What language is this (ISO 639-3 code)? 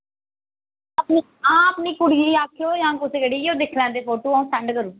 doi